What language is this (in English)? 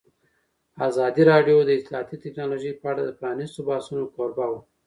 Pashto